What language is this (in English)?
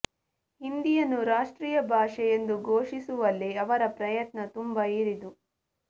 Kannada